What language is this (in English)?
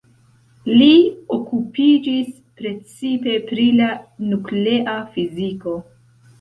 Esperanto